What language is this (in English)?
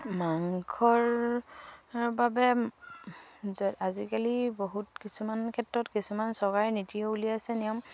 Assamese